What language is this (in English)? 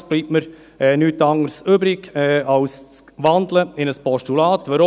Swiss German